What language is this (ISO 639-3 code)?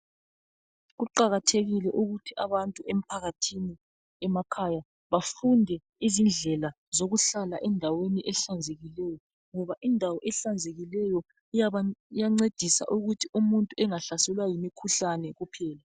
nde